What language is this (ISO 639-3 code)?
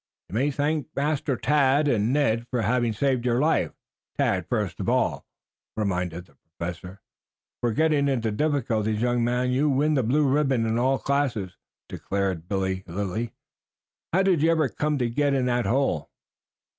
eng